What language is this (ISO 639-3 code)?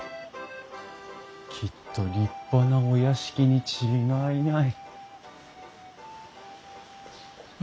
jpn